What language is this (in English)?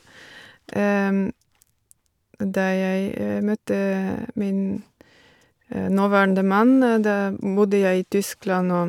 Norwegian